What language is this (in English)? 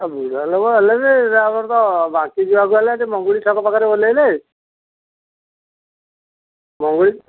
Odia